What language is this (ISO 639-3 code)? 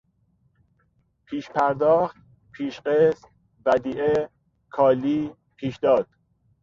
fas